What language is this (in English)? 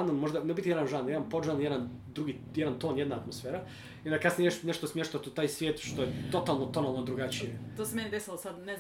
Croatian